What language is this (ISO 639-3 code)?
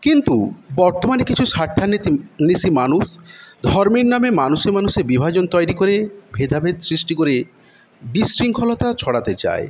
ben